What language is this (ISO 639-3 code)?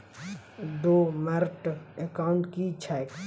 mai